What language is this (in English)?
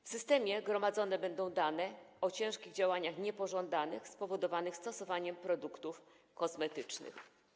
Polish